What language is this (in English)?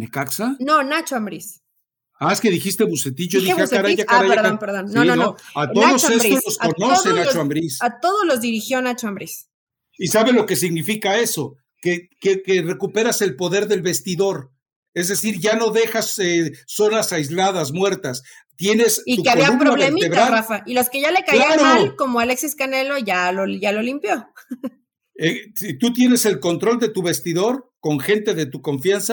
Spanish